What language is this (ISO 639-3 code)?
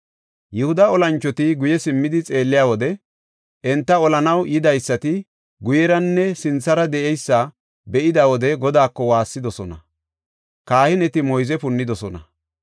gof